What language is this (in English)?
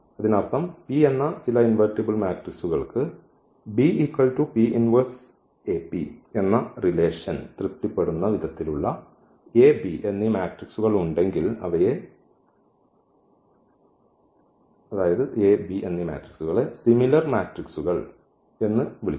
Malayalam